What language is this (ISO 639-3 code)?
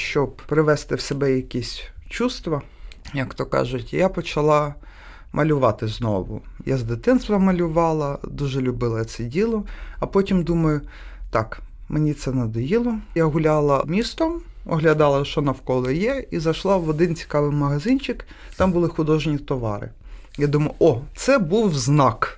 ukr